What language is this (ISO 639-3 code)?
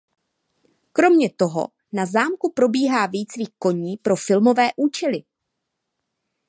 ces